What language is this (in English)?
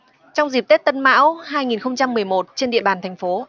Vietnamese